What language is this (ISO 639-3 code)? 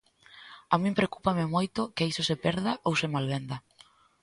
glg